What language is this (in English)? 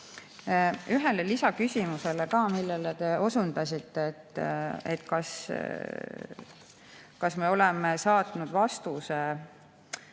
Estonian